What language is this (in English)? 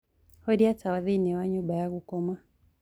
Kikuyu